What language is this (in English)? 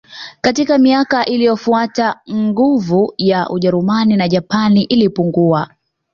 Swahili